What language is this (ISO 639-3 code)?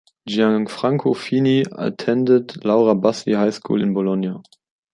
eng